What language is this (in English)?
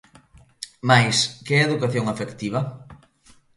Galician